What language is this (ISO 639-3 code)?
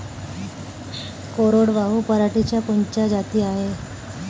mar